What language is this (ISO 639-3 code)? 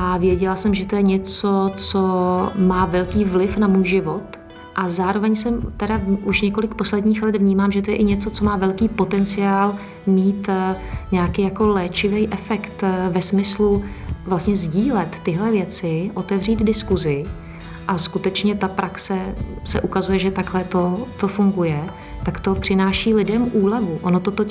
ces